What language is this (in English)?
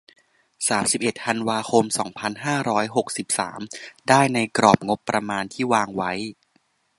Thai